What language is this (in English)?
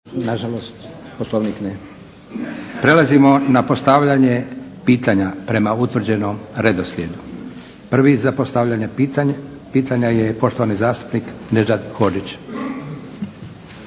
Croatian